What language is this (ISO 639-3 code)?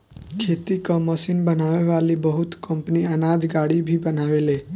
bho